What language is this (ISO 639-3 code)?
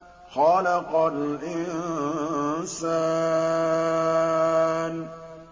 ara